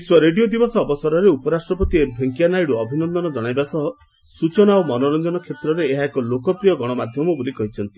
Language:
Odia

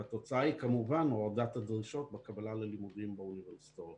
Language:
Hebrew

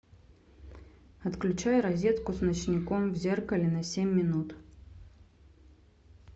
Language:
Russian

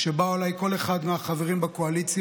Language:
Hebrew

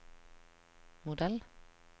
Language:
Norwegian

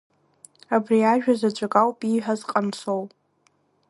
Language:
Abkhazian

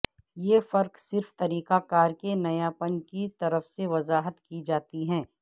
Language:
Urdu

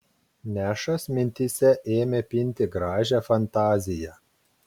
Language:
Lithuanian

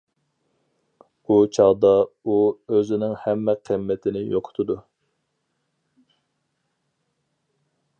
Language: Uyghur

